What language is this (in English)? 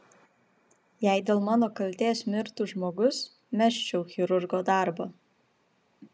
Lithuanian